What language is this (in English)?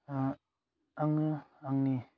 Bodo